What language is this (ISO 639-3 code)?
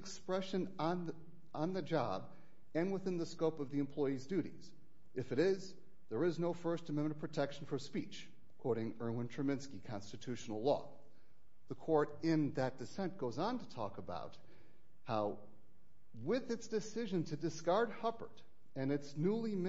eng